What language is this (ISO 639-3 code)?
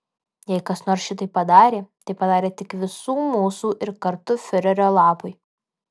lit